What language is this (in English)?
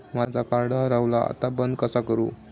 Marathi